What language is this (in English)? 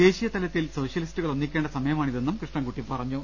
Malayalam